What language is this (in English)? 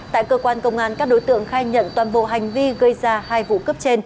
Vietnamese